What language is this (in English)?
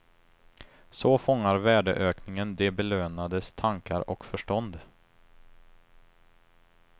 Swedish